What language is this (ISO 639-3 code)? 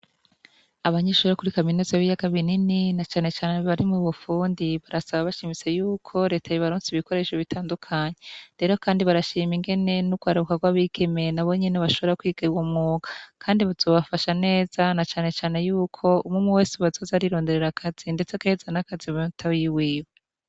run